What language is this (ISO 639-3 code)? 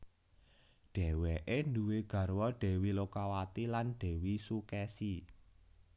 jav